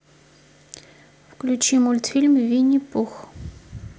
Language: Russian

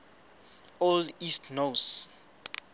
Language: Southern Sotho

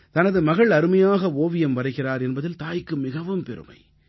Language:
Tamil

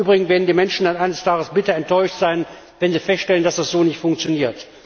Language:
German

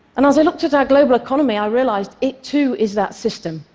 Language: English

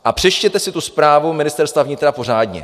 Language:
Czech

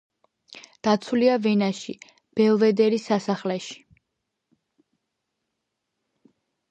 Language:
Georgian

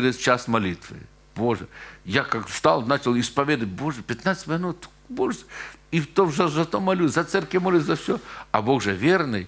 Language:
Russian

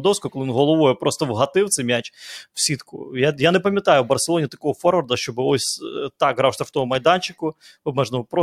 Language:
Ukrainian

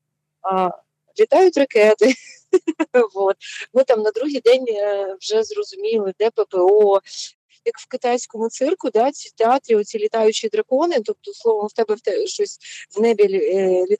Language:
Ukrainian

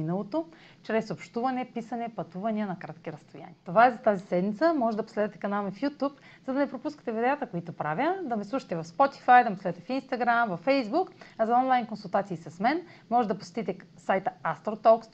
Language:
Bulgarian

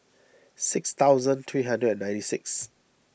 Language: English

